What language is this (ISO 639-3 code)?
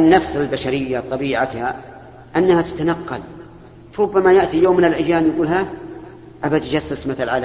ara